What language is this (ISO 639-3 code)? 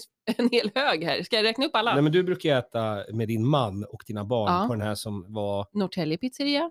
swe